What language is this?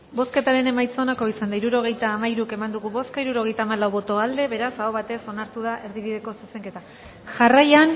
Basque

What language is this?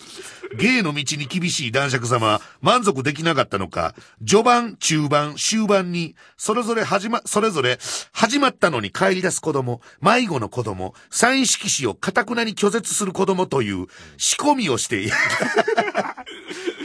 Japanese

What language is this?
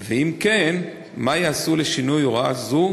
Hebrew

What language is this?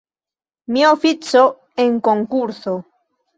Esperanto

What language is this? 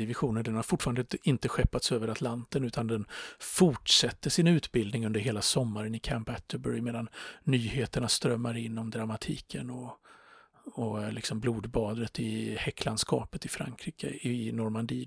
Swedish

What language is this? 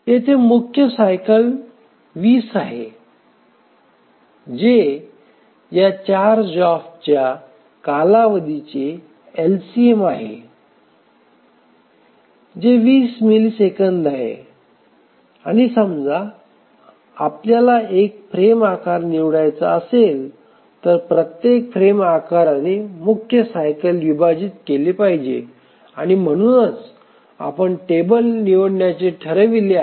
Marathi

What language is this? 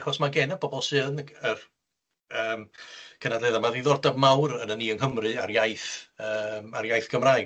Welsh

